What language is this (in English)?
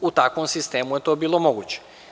Serbian